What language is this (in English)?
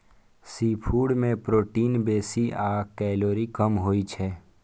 Maithili